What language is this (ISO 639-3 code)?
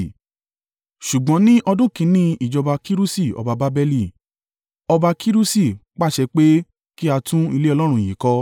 yor